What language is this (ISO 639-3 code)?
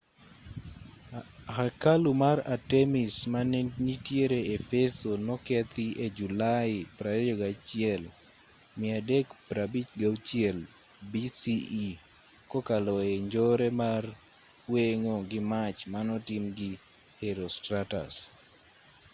luo